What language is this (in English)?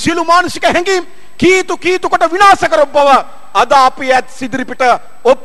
Indonesian